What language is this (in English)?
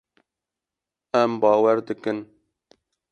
Kurdish